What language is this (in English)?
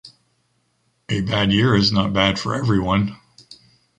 English